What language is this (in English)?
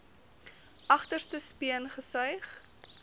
Afrikaans